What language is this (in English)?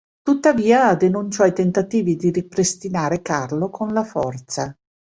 Italian